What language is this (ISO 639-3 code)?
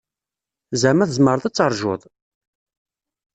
kab